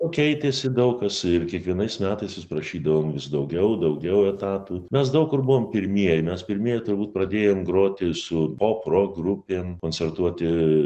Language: Lithuanian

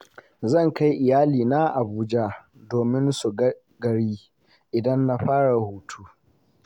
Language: Hausa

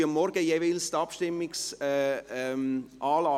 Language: Swiss German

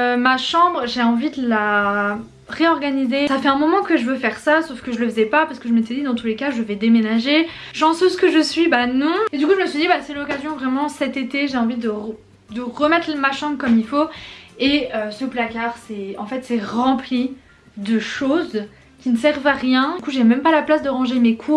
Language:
French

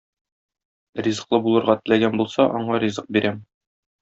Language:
Tatar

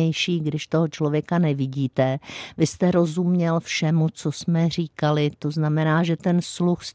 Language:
Czech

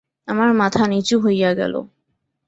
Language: Bangla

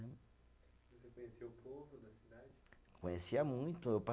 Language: Portuguese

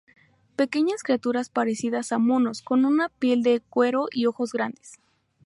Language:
Spanish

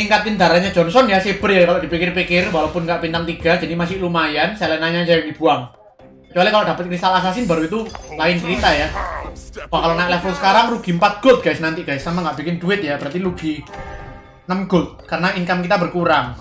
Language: Indonesian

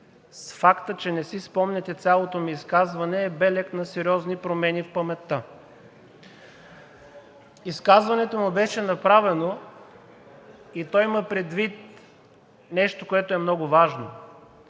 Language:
Bulgarian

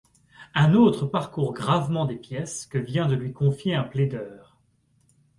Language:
French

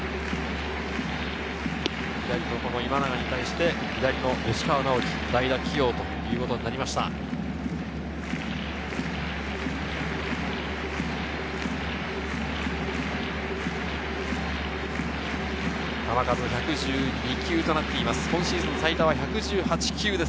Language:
Japanese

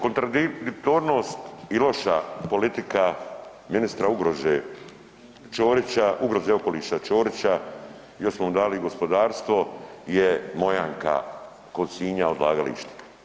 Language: Croatian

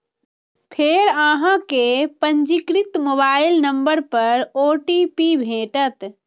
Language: Maithili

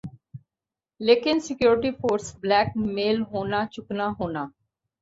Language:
Urdu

